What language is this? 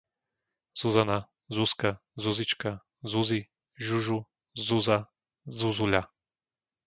Slovak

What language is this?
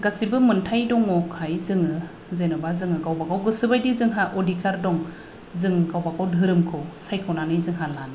Bodo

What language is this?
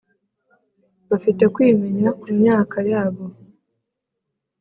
Kinyarwanda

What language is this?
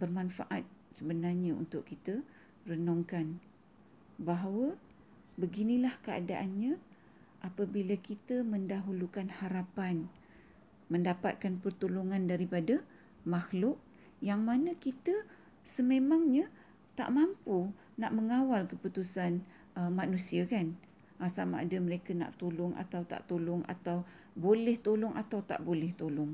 Malay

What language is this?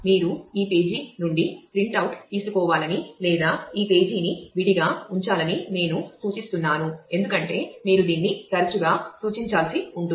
Telugu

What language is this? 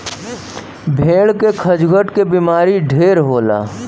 Bhojpuri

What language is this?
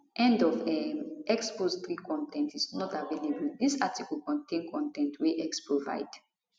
Nigerian Pidgin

